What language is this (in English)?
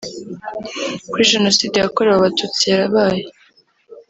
Kinyarwanda